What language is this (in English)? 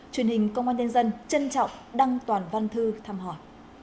Vietnamese